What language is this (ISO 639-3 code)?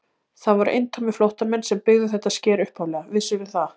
isl